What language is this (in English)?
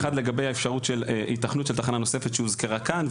Hebrew